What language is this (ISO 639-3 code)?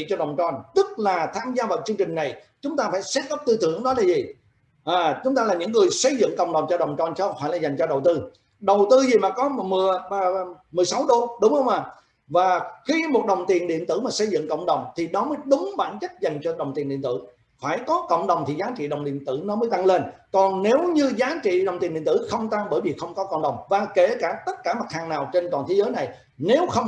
vie